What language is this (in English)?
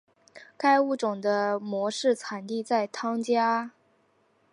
Chinese